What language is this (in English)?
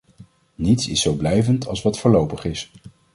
Dutch